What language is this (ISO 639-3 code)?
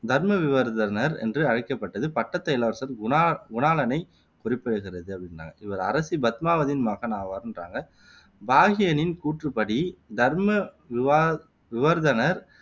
tam